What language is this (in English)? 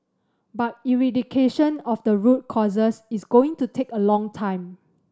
English